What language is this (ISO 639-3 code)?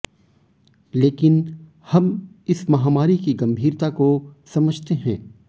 hin